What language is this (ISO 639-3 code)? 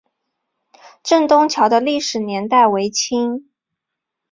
zho